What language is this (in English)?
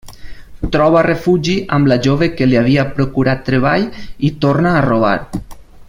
Catalan